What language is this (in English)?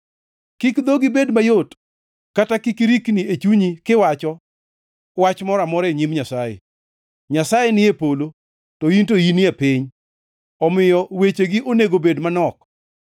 Luo (Kenya and Tanzania)